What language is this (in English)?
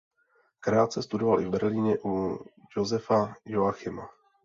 Czech